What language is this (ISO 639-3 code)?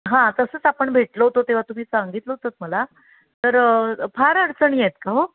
mar